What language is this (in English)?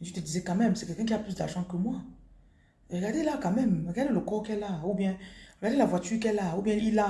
French